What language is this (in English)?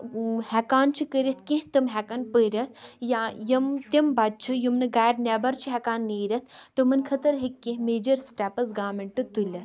Kashmiri